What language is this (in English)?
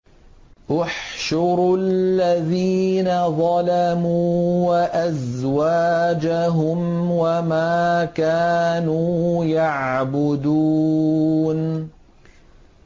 Arabic